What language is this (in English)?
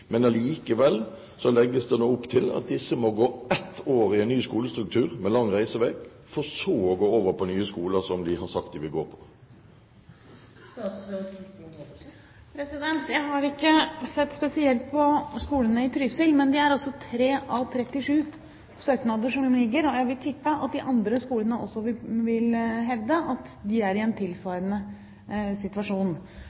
Norwegian Bokmål